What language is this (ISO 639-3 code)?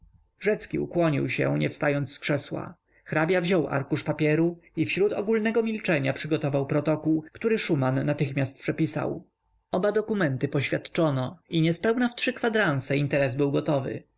pol